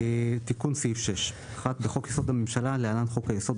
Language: Hebrew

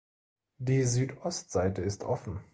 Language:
German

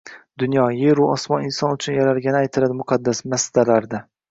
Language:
Uzbek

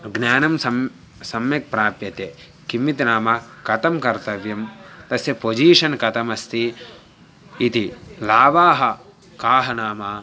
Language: Sanskrit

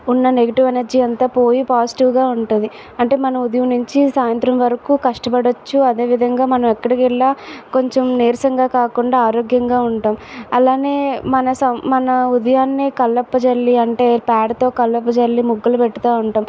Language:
Telugu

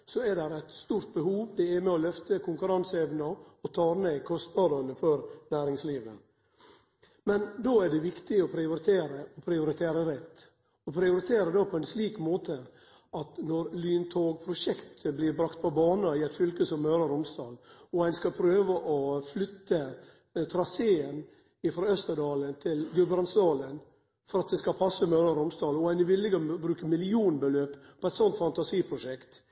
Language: Norwegian Nynorsk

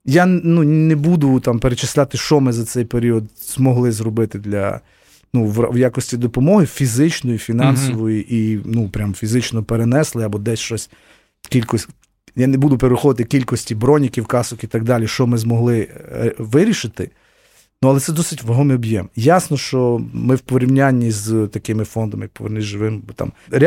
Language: Ukrainian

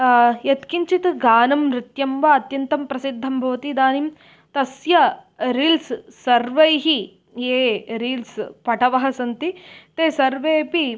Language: Sanskrit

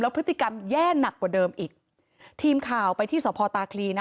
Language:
Thai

